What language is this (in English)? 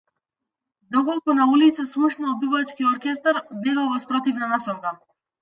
Macedonian